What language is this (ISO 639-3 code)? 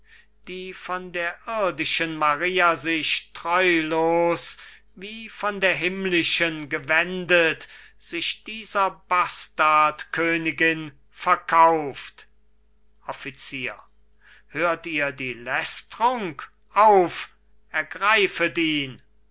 deu